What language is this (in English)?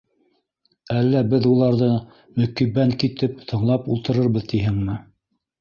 Bashkir